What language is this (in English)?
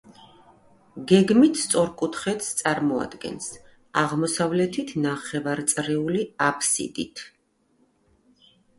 Georgian